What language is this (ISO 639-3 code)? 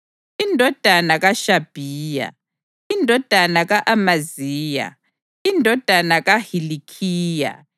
nde